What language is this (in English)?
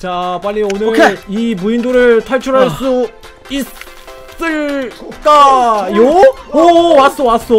Korean